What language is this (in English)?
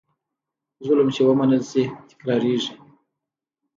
Pashto